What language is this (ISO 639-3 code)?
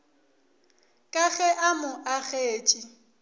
nso